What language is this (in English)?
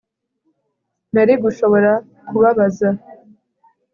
Kinyarwanda